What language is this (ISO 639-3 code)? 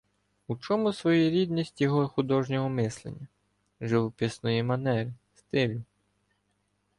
ukr